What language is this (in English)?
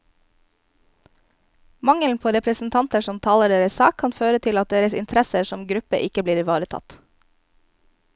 Norwegian